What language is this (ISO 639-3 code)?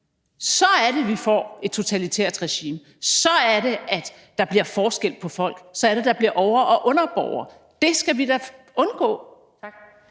dan